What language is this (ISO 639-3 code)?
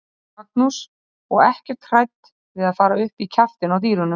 isl